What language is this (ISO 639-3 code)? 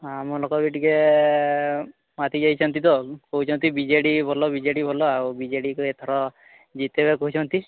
ori